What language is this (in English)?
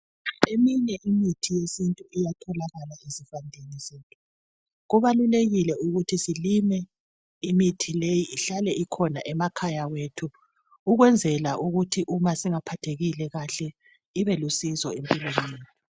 North Ndebele